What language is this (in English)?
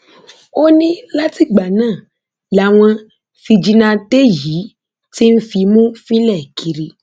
Yoruba